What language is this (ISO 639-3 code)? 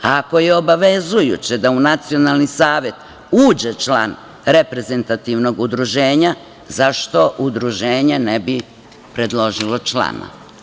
srp